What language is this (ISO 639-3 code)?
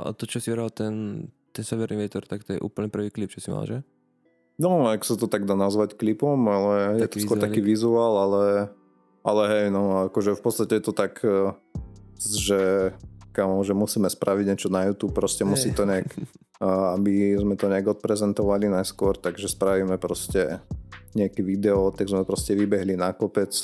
slk